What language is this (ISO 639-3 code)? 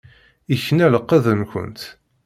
kab